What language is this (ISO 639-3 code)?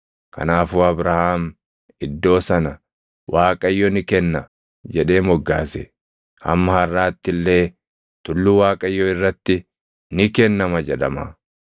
orm